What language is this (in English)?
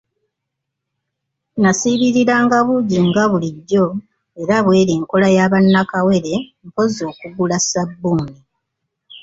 Ganda